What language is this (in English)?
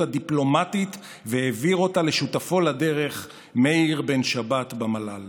Hebrew